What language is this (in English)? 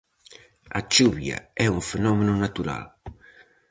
Galician